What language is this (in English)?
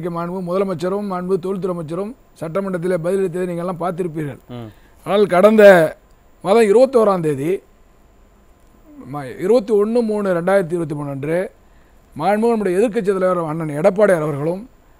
Spanish